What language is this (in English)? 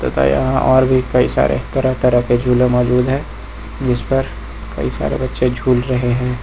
Hindi